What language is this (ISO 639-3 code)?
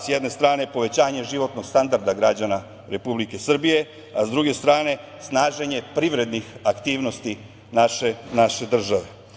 srp